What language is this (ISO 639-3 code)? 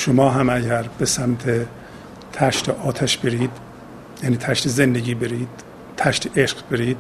fas